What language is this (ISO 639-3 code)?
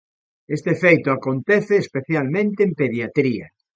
glg